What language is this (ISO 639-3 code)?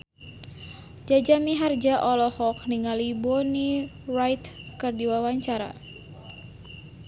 sun